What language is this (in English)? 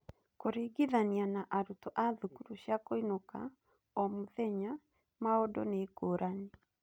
Kikuyu